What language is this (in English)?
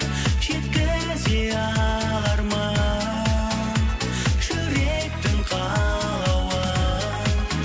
Kazakh